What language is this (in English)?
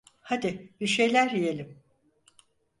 Turkish